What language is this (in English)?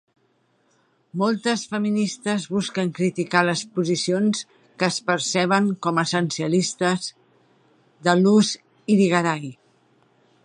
Catalan